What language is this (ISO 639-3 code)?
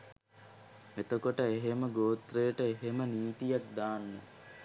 sin